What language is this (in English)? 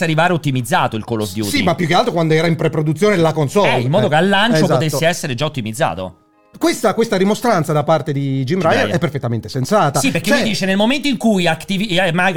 Italian